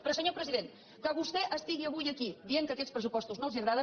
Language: Catalan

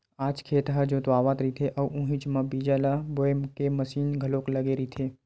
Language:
Chhattisgarhi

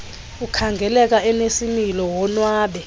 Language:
Xhosa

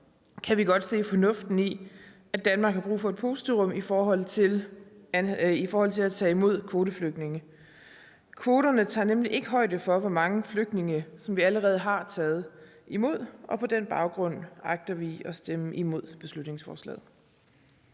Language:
Danish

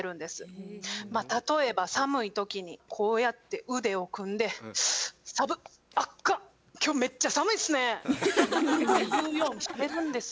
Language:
Japanese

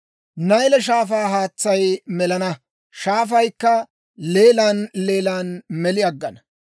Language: Dawro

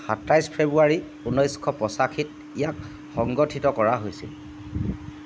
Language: Assamese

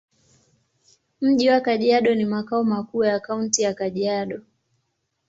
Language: Swahili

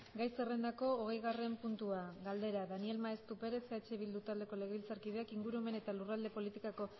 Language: Basque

